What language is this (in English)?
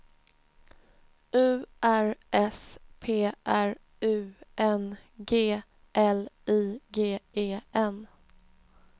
Swedish